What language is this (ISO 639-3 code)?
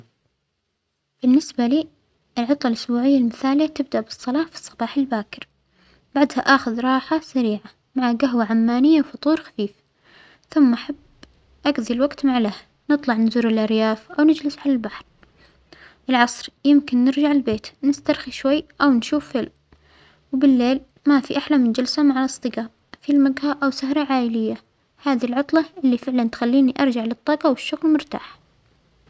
acx